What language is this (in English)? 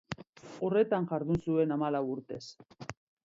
Basque